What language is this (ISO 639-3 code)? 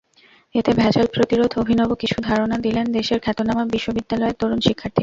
ben